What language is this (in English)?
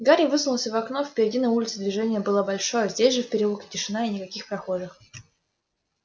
Russian